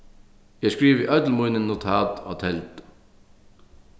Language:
Faroese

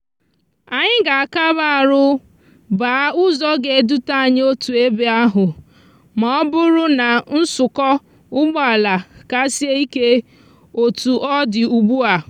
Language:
Igbo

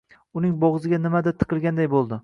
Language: Uzbek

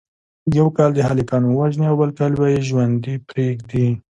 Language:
Pashto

